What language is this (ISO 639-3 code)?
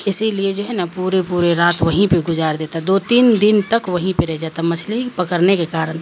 urd